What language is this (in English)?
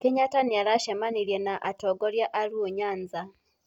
Kikuyu